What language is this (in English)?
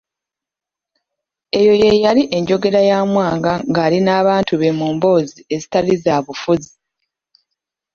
Ganda